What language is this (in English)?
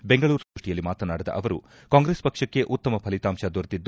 Kannada